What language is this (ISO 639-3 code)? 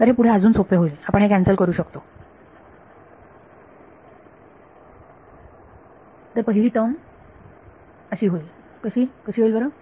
mar